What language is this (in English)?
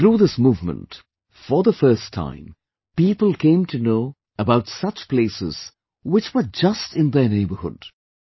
English